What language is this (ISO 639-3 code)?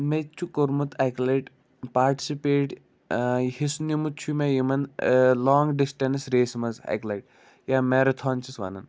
kas